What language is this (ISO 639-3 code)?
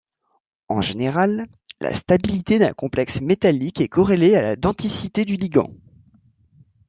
fra